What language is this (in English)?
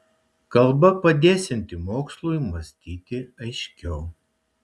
Lithuanian